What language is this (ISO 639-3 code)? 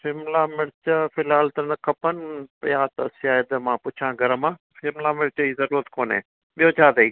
snd